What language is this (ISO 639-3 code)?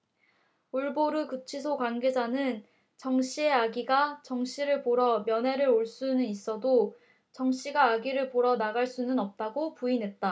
kor